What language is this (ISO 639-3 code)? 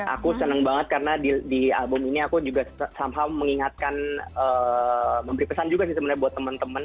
ind